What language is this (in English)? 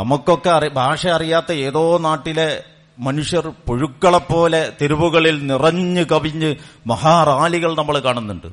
Malayalam